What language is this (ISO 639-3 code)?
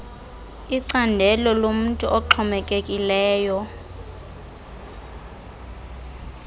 xho